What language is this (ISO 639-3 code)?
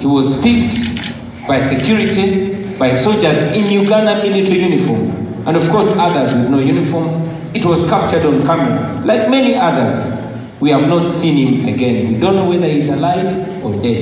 eng